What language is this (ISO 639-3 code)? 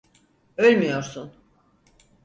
tur